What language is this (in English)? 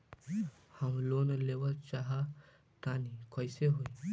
Bhojpuri